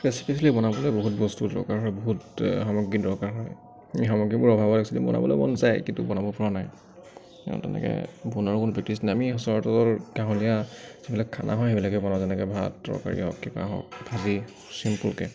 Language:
Assamese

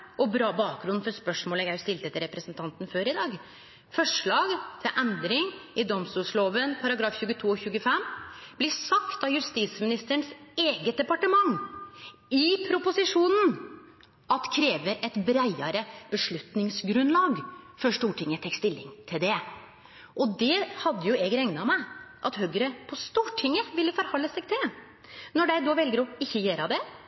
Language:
Norwegian Nynorsk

